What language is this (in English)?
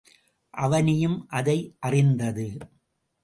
Tamil